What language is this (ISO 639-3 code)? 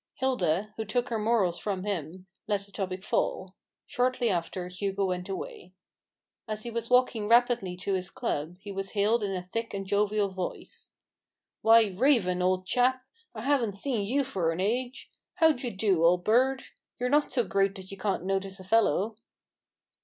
eng